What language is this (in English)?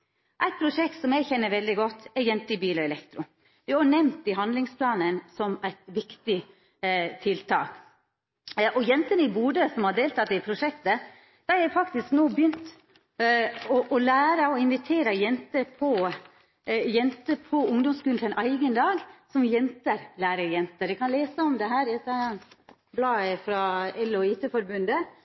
Norwegian Nynorsk